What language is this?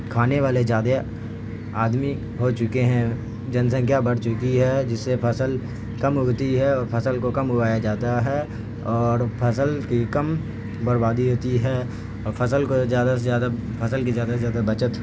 Urdu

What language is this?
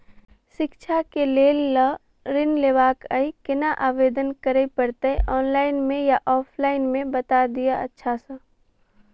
Maithili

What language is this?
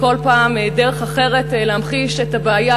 Hebrew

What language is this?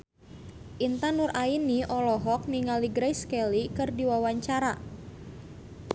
Sundanese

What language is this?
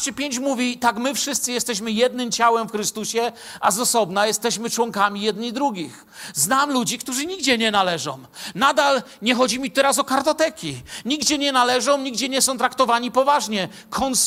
Polish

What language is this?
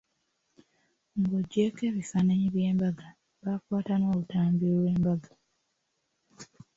Ganda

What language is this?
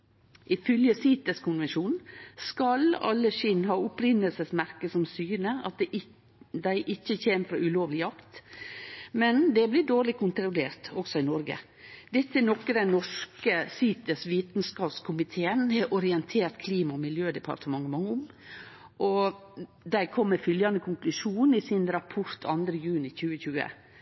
Norwegian Nynorsk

